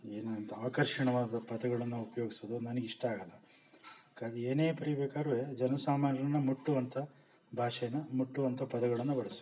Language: Kannada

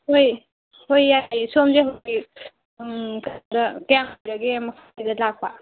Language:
Manipuri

